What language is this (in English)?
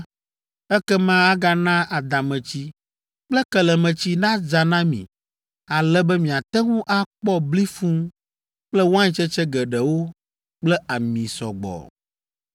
Ewe